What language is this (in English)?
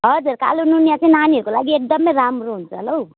Nepali